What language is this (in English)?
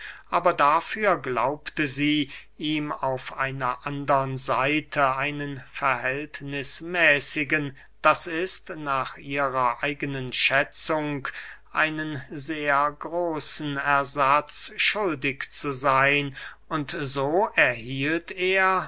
German